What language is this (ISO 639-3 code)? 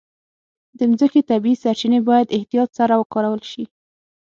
pus